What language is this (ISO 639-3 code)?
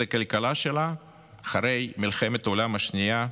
heb